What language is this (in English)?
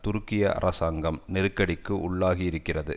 Tamil